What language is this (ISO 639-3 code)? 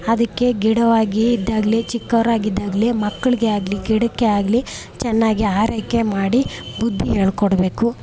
kan